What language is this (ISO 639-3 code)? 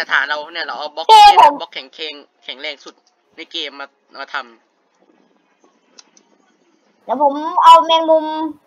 tha